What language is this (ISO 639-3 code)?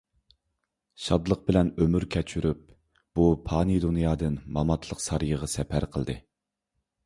uig